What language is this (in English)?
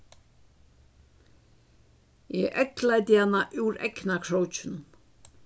Faroese